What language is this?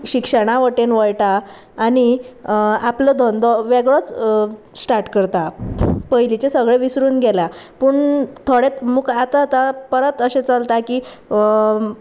Konkani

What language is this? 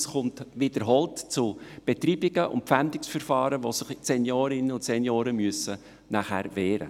Swiss German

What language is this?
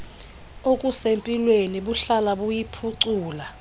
Xhosa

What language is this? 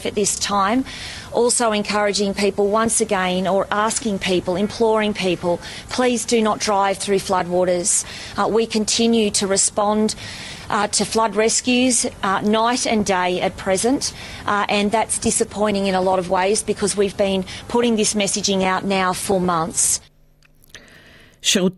Hebrew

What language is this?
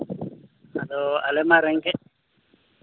Santali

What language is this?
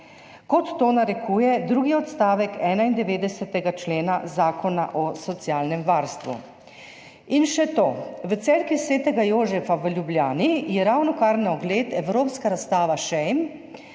Slovenian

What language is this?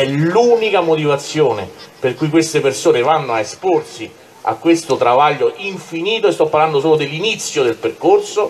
Italian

